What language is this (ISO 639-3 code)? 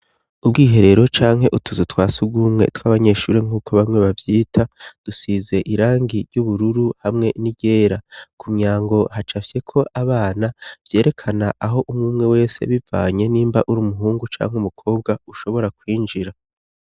run